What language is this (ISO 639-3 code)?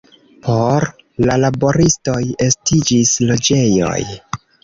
epo